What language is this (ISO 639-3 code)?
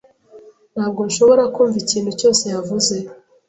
kin